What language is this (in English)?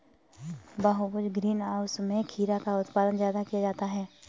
Hindi